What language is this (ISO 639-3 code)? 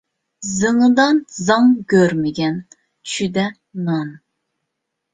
uig